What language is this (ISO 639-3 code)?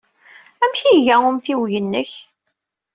kab